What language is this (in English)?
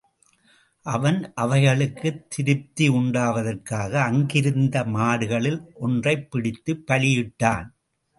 Tamil